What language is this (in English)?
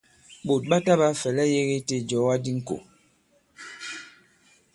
Bankon